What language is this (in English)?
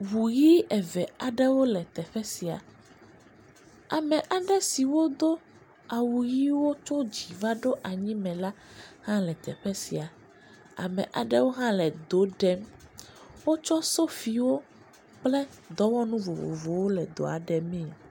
Ewe